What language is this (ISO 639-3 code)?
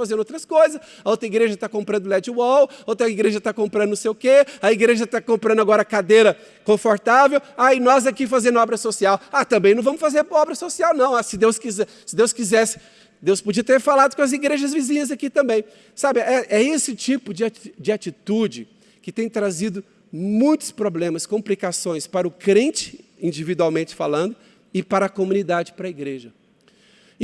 por